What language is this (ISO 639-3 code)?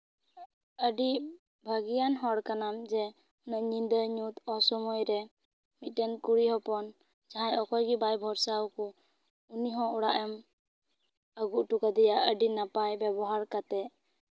sat